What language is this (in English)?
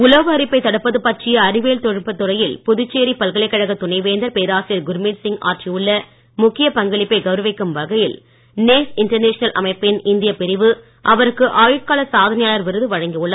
Tamil